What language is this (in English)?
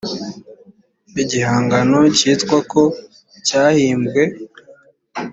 Kinyarwanda